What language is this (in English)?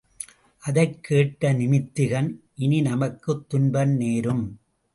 Tamil